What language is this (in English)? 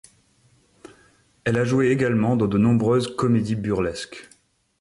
French